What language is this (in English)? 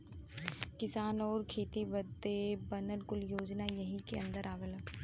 Bhojpuri